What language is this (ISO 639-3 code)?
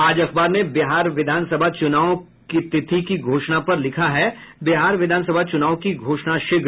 hin